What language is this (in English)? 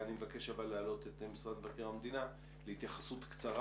Hebrew